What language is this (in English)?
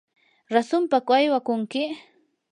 Yanahuanca Pasco Quechua